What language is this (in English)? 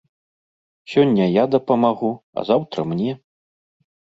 Belarusian